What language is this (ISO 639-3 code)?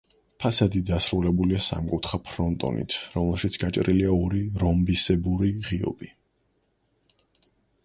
kat